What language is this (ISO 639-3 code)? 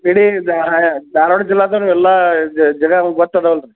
kan